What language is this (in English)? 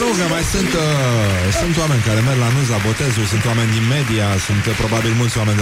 Romanian